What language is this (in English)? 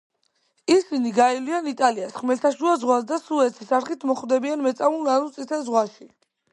Georgian